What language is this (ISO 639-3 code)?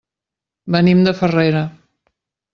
cat